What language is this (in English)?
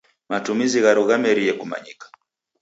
Taita